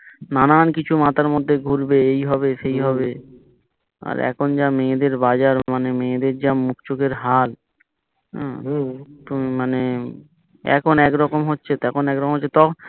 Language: Bangla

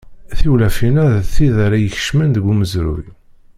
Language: Kabyle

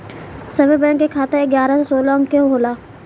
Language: Bhojpuri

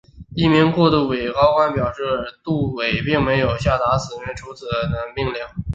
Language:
Chinese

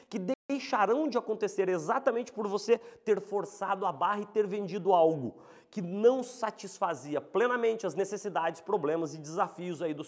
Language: Portuguese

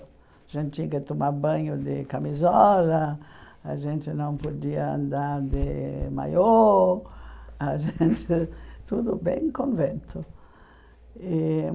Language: Portuguese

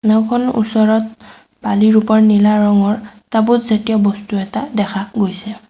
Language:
Assamese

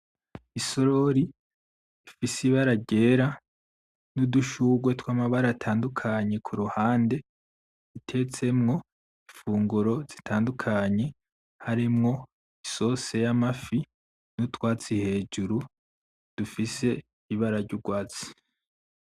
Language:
Rundi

